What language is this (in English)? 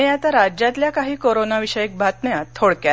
Marathi